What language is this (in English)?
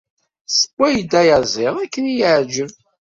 Kabyle